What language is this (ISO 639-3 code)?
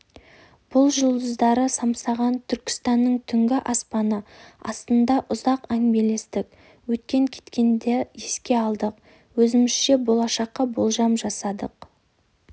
kaz